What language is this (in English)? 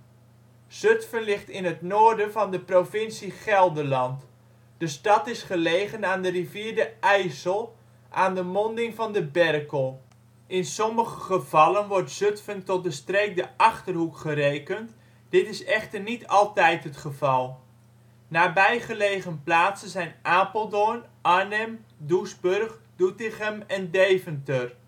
Dutch